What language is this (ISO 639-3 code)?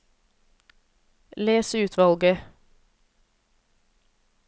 nor